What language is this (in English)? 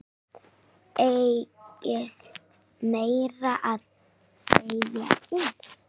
Icelandic